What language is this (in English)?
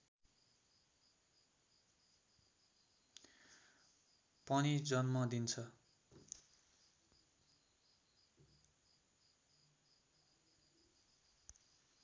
Nepali